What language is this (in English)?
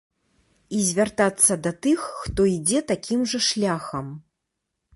Belarusian